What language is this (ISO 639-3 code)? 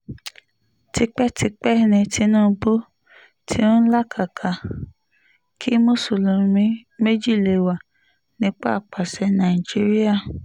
yor